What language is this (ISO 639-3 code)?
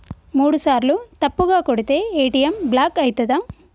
tel